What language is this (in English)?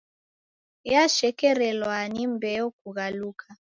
Taita